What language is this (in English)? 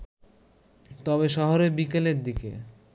Bangla